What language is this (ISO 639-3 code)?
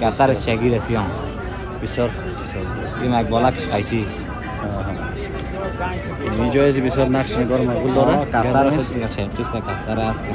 tur